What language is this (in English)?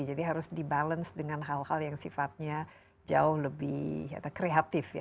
Indonesian